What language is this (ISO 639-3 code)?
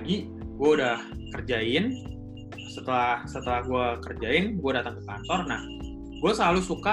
ind